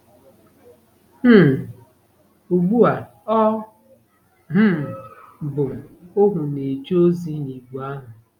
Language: Igbo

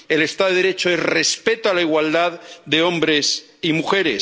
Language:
Spanish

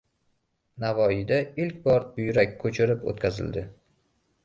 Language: Uzbek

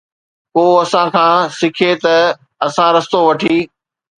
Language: Sindhi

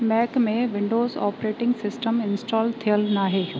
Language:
Sindhi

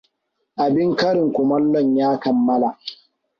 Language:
Hausa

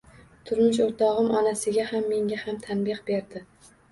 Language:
Uzbek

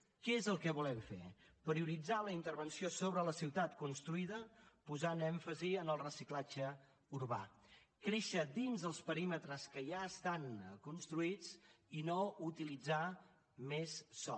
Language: Catalan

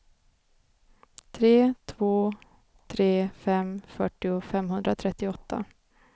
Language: Swedish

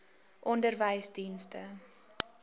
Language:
Afrikaans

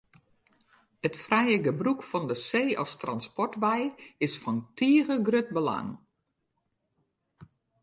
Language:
Western Frisian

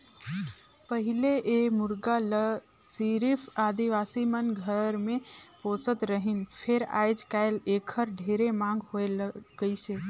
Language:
Chhattisgarhi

